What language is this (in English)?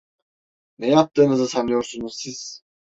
Turkish